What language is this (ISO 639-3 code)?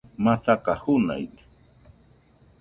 hux